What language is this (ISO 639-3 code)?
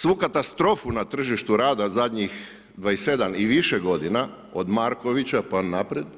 hrv